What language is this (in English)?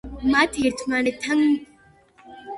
Georgian